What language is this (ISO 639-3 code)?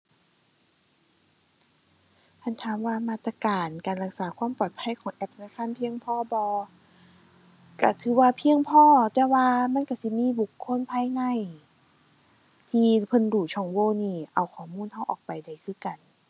tha